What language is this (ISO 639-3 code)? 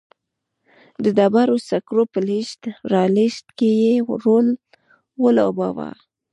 pus